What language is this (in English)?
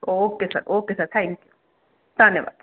Punjabi